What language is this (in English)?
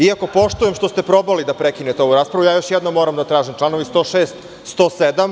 Serbian